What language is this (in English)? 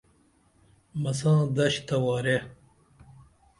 Dameli